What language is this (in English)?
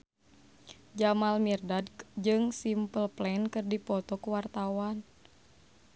Sundanese